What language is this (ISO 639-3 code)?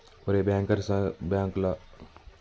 tel